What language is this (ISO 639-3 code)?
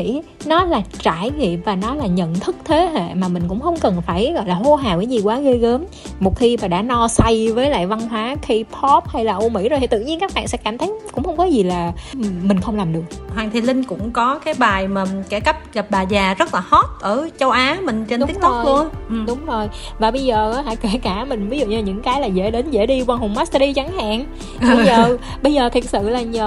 vie